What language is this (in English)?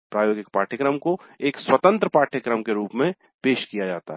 Hindi